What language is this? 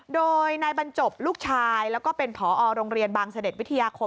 Thai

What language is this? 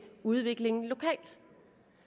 Danish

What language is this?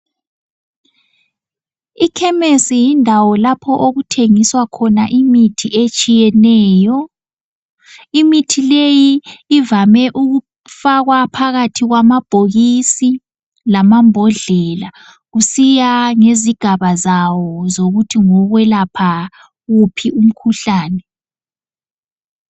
North Ndebele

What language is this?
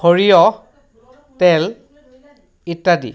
Assamese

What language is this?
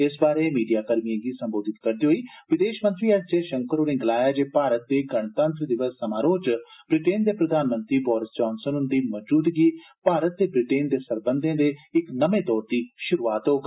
Dogri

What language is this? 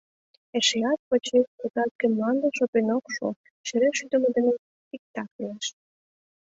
Mari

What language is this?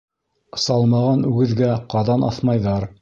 Bashkir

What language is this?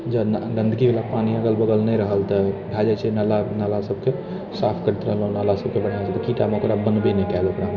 Maithili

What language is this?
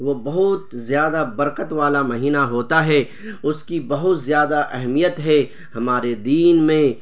Urdu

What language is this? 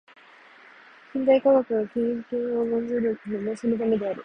Japanese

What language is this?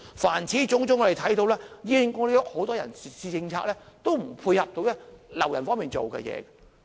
Cantonese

